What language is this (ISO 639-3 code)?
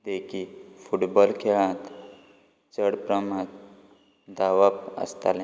kok